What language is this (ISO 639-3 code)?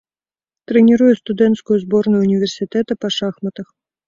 bel